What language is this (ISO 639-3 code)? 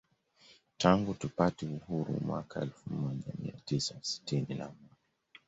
swa